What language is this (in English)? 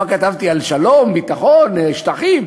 Hebrew